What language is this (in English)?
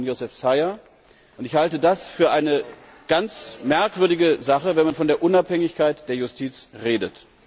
German